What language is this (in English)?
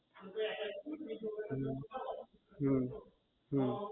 Gujarati